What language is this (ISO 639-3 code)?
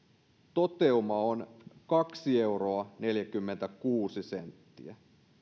fin